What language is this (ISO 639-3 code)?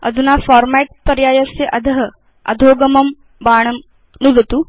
san